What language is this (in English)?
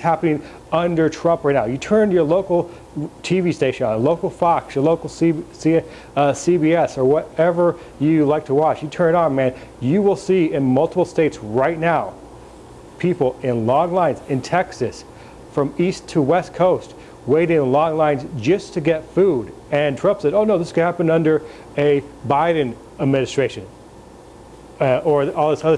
English